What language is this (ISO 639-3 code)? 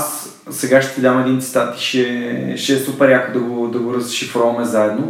bul